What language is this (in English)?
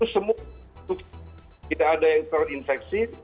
Indonesian